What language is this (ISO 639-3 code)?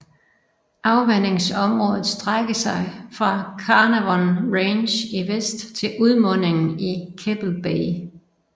dan